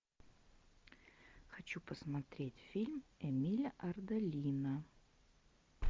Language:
Russian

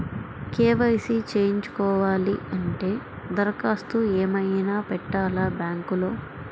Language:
Telugu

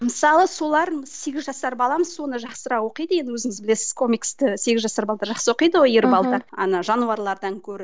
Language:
Kazakh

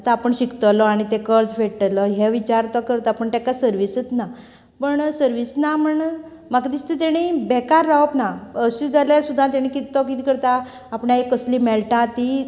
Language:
Konkani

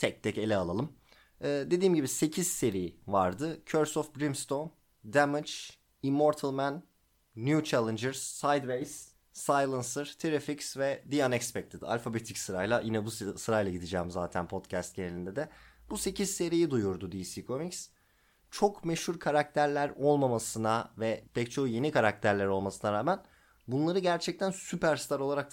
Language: Turkish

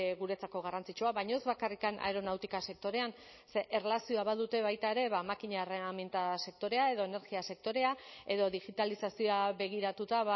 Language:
Basque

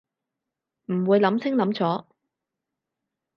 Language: Cantonese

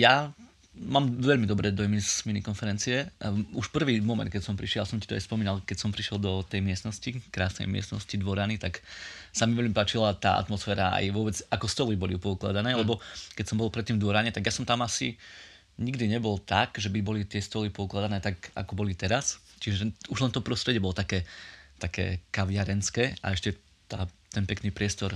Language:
Slovak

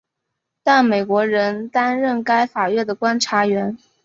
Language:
Chinese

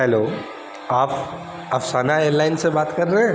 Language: Urdu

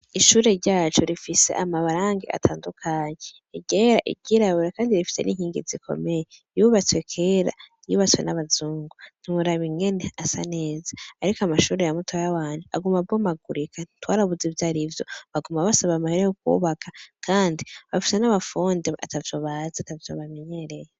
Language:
Rundi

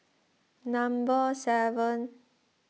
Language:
English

